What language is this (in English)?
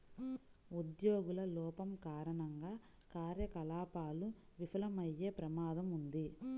Telugu